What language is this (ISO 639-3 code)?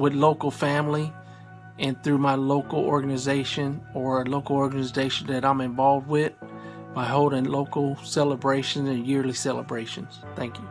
eng